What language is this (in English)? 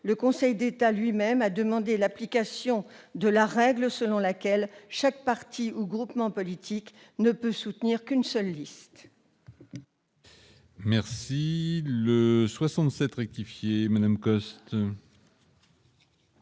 French